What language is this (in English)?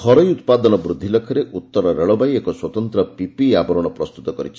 Odia